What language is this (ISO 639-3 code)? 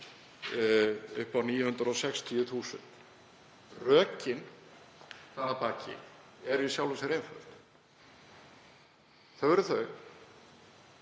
isl